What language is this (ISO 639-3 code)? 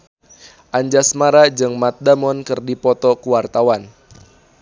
sun